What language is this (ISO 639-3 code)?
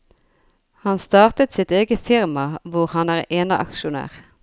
nor